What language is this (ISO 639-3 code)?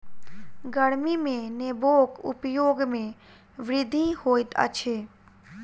mai